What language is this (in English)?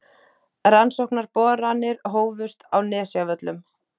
Icelandic